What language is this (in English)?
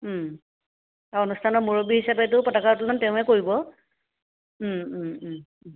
Assamese